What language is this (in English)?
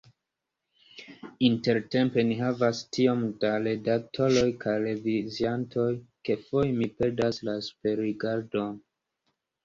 Esperanto